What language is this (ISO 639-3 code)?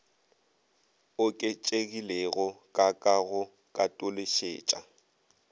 nso